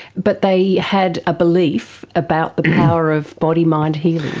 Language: English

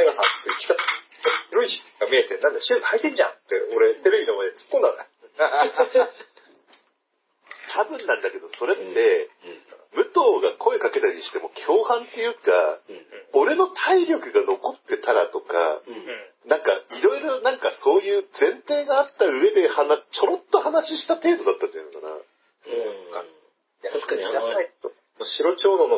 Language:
Japanese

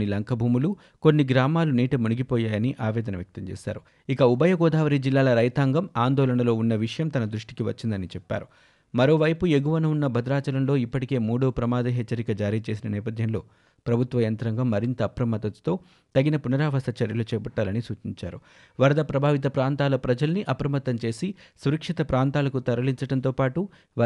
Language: Telugu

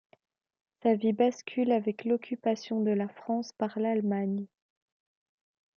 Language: French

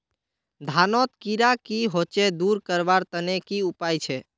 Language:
Magahi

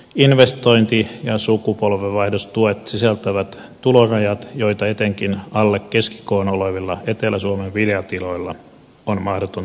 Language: Finnish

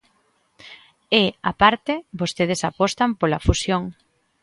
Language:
Galician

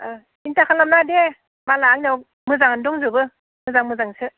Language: Bodo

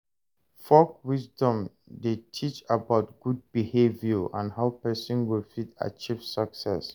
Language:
Nigerian Pidgin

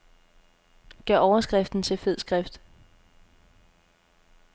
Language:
Danish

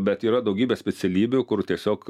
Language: Lithuanian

